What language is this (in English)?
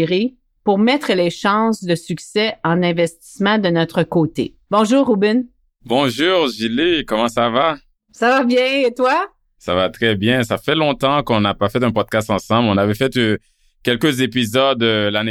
French